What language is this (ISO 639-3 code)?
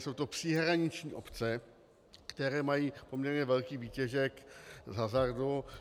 ces